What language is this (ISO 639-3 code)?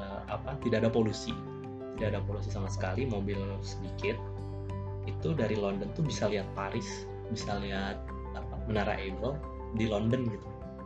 ind